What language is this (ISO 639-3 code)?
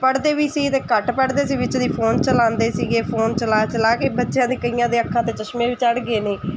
pan